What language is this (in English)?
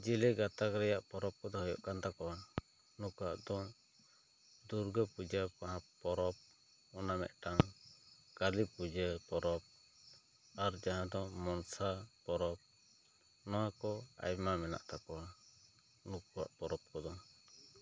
Santali